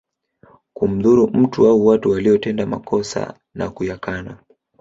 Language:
Swahili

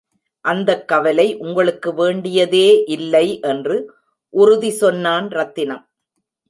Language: Tamil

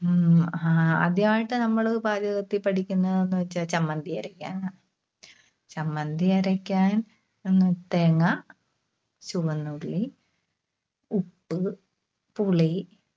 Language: Malayalam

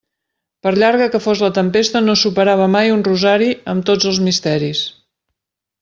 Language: Catalan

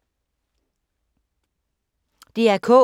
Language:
Danish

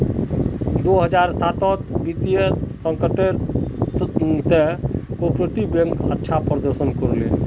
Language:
Magahi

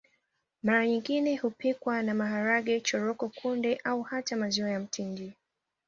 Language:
Swahili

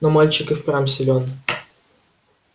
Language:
Russian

